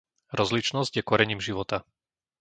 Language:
Slovak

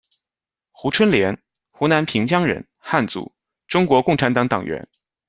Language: Chinese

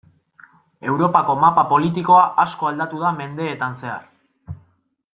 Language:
Basque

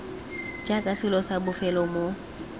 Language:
Tswana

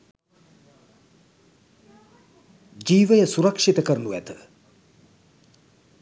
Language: Sinhala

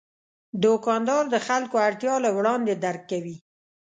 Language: Pashto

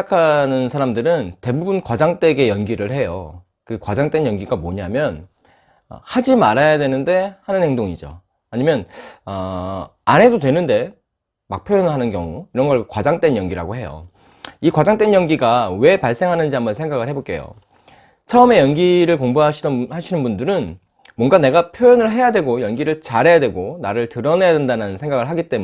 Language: Korean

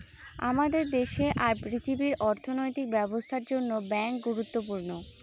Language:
Bangla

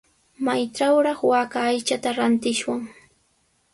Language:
Sihuas Ancash Quechua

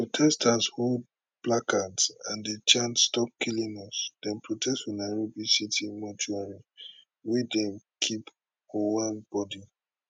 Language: Nigerian Pidgin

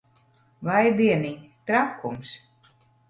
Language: Latvian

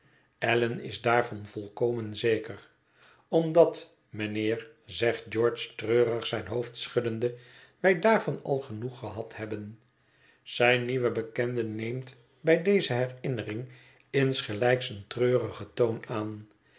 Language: Dutch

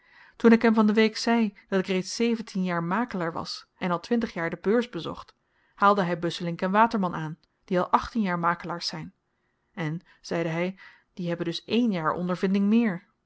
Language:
Dutch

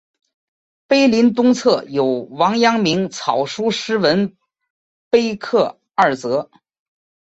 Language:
Chinese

